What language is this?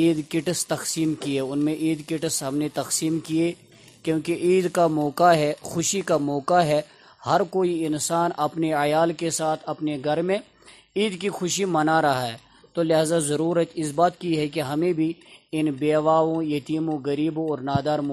Urdu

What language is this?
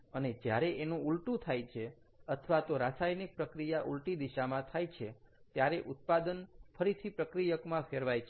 Gujarati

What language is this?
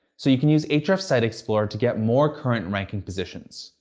English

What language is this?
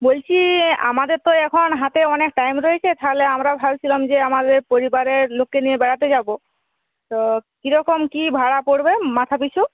Bangla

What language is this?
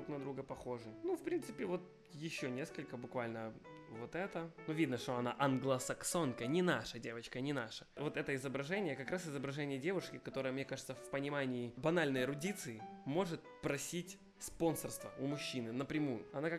Russian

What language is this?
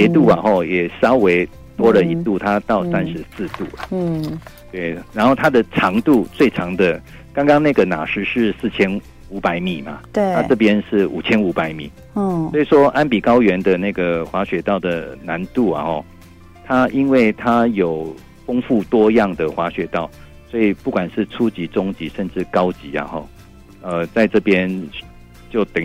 Chinese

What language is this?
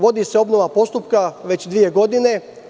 Serbian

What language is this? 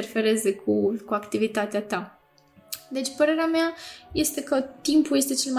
Romanian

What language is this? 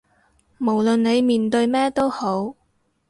Cantonese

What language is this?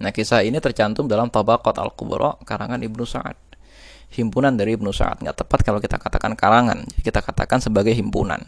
Indonesian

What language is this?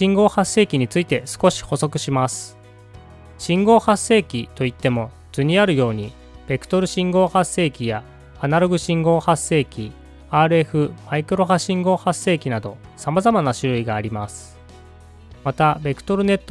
Japanese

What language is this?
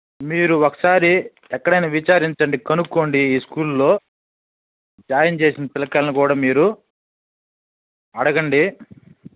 Telugu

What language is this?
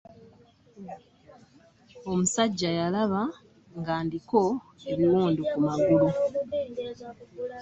Ganda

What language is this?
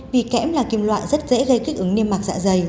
Vietnamese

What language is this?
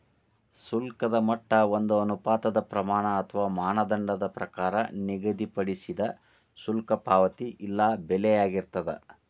Kannada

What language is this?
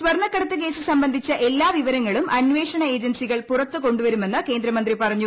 Malayalam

